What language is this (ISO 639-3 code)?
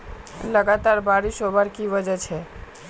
mag